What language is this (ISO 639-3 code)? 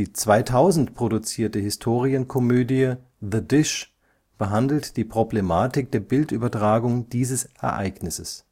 deu